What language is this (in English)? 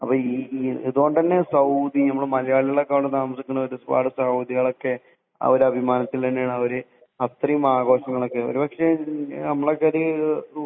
Malayalam